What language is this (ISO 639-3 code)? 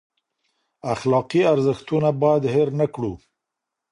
pus